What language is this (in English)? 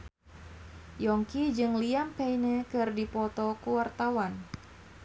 Sundanese